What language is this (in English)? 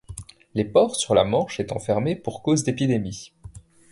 French